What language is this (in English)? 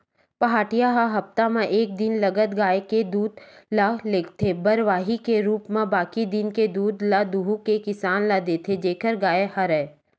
Chhattisgarhi